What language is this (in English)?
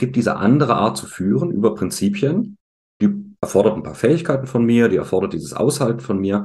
German